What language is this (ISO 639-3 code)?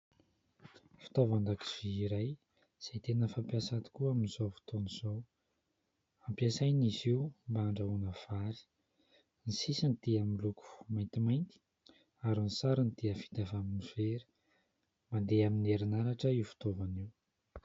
mlg